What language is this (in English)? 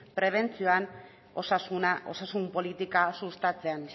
Basque